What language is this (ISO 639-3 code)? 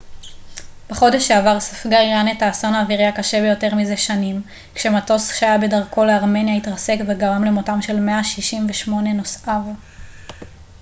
heb